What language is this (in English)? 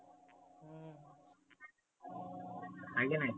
Marathi